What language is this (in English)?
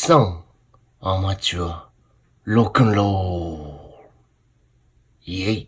Japanese